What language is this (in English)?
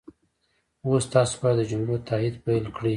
Pashto